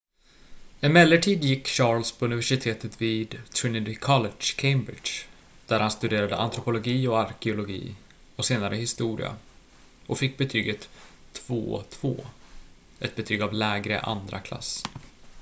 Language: Swedish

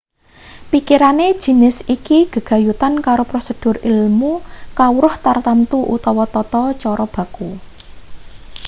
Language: Javanese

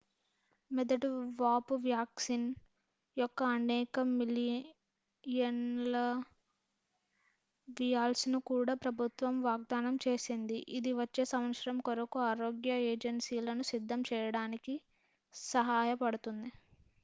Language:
Telugu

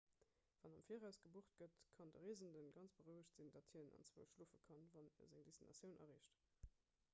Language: Luxembourgish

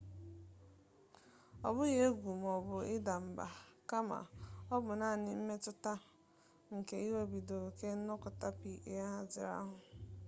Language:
Igbo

